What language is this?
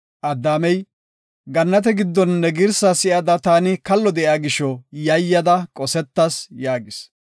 Gofa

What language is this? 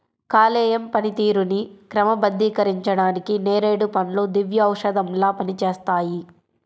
Telugu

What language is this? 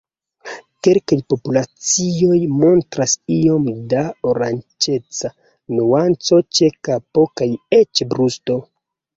Esperanto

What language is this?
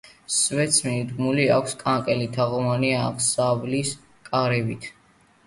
Georgian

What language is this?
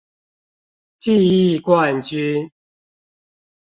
Chinese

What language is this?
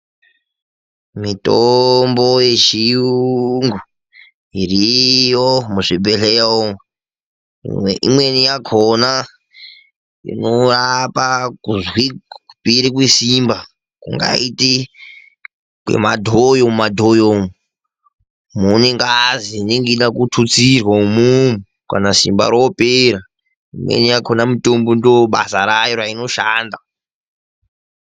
Ndau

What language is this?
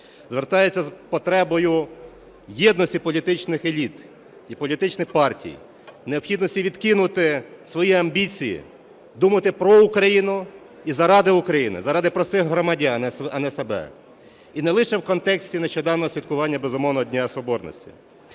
Ukrainian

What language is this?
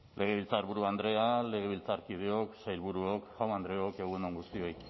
Basque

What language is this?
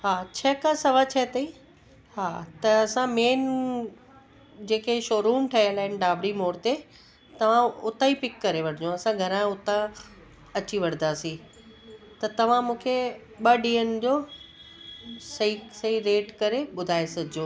Sindhi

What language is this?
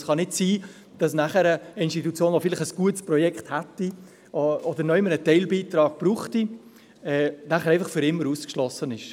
Swiss German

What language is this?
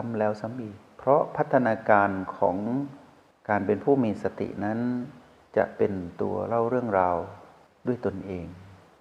Thai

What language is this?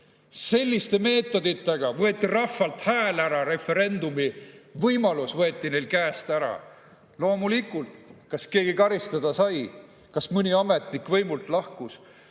Estonian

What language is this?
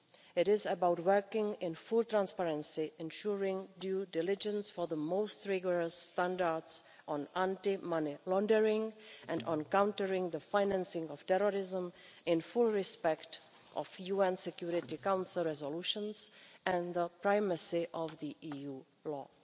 English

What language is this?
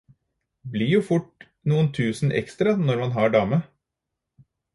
Norwegian Bokmål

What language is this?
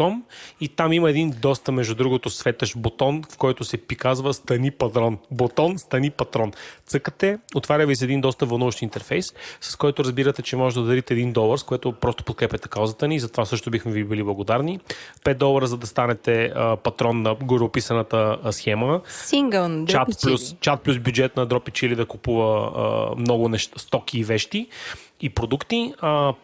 Bulgarian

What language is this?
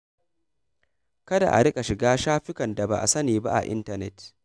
Hausa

